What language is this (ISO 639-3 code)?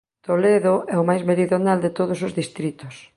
glg